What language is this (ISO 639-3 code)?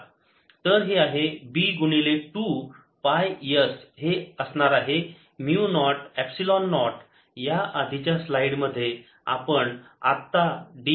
mar